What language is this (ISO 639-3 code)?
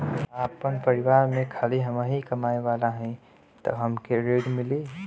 bho